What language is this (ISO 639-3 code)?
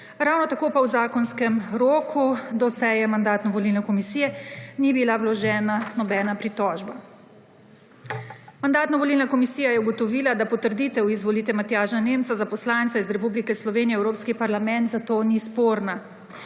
slv